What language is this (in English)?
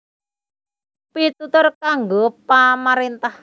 Javanese